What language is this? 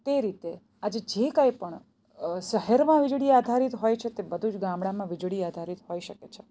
Gujarati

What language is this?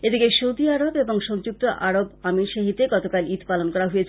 Bangla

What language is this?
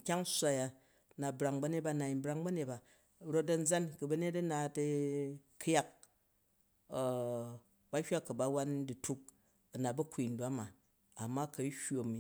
Jju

